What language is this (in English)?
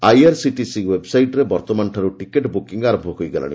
Odia